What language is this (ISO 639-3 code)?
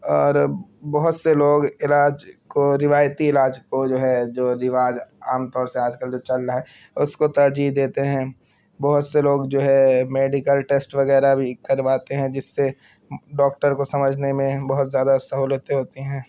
urd